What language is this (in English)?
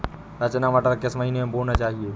Hindi